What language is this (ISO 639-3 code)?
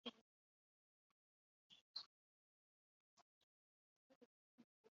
kin